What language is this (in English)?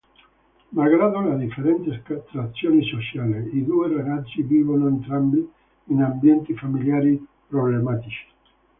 Italian